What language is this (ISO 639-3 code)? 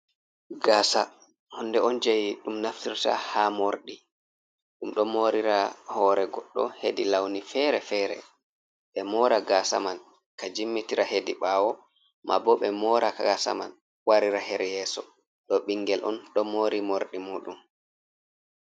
ful